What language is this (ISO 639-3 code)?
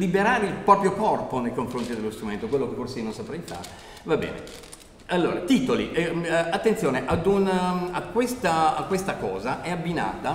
ita